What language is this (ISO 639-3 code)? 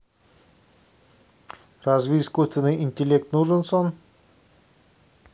rus